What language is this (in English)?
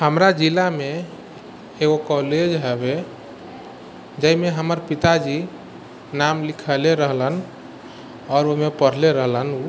Maithili